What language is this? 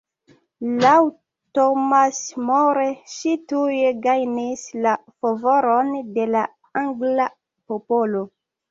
Esperanto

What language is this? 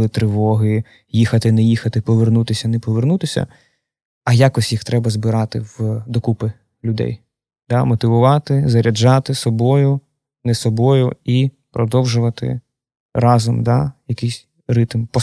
Ukrainian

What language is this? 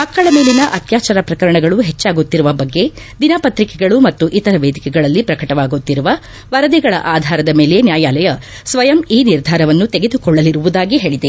Kannada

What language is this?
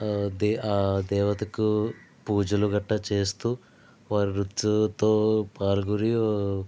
Telugu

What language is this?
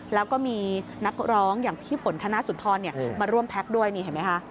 Thai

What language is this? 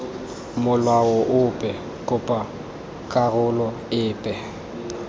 Tswana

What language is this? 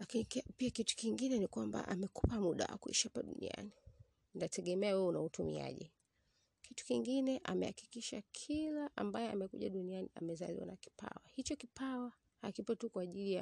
Swahili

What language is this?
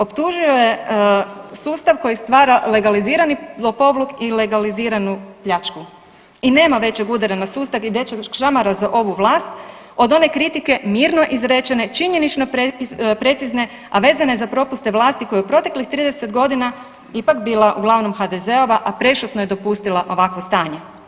Croatian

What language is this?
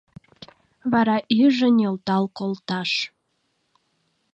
Mari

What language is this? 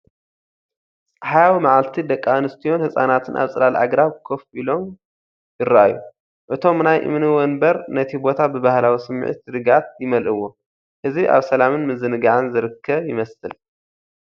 Tigrinya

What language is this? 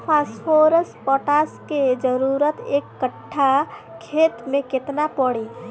Bhojpuri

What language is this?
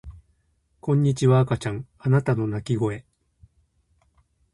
Japanese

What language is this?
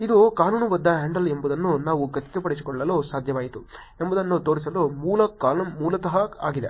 Kannada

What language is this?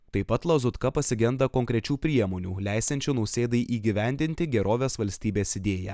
Lithuanian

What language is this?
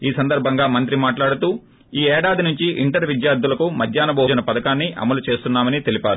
Telugu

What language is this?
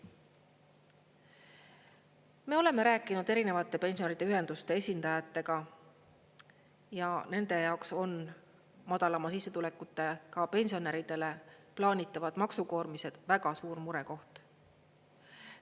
Estonian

